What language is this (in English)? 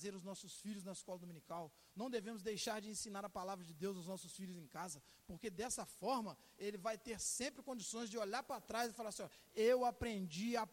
Portuguese